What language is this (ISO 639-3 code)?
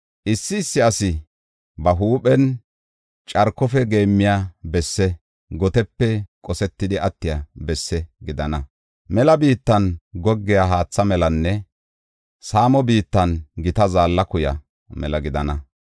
gof